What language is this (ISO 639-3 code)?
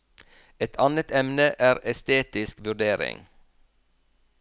nor